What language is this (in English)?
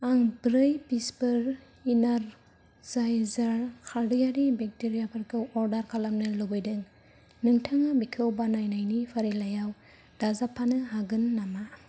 Bodo